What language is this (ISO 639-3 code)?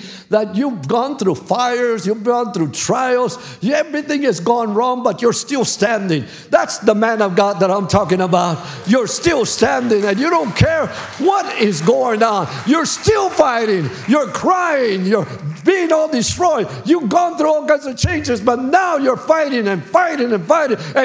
eng